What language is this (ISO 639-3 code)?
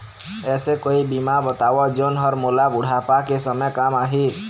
hne